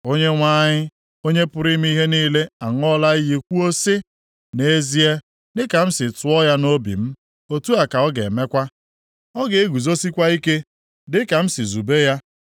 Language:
Igbo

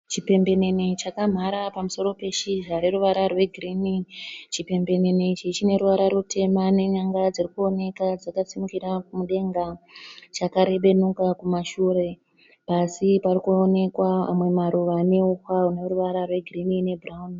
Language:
Shona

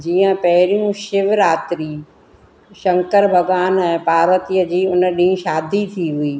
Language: Sindhi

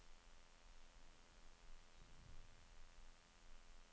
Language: Norwegian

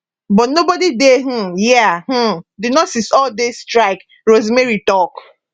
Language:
Nigerian Pidgin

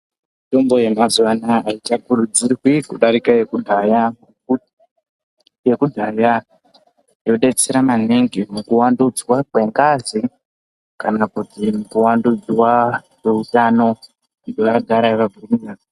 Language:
Ndau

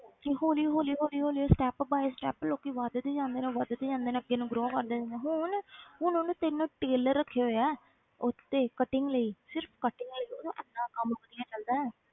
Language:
Punjabi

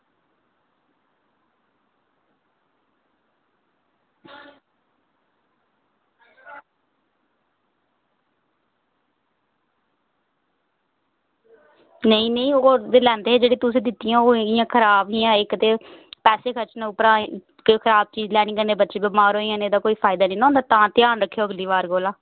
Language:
Dogri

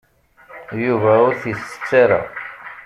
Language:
Kabyle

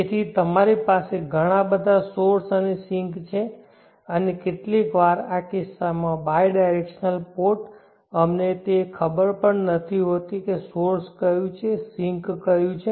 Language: Gujarati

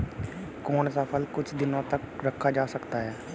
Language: Hindi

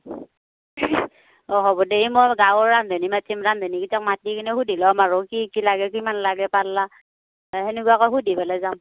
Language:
Assamese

